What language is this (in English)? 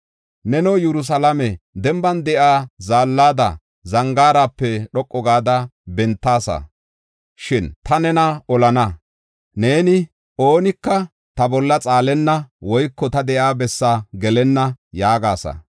Gofa